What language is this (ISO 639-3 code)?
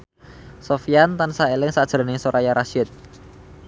jav